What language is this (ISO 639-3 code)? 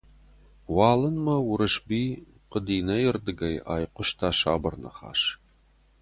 oss